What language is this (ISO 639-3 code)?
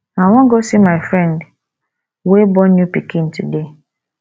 pcm